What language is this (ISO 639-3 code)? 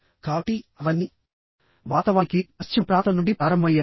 tel